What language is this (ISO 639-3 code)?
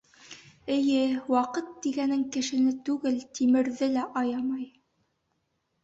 bak